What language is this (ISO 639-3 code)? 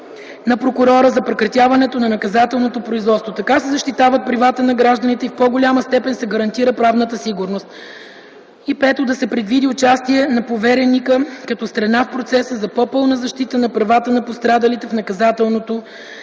bul